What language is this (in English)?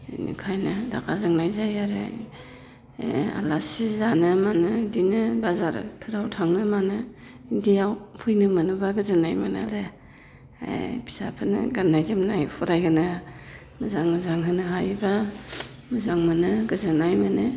Bodo